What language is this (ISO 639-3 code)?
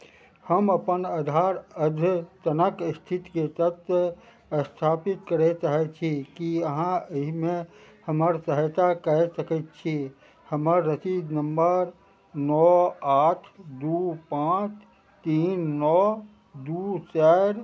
mai